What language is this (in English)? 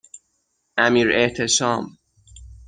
Persian